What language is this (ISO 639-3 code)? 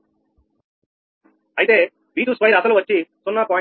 tel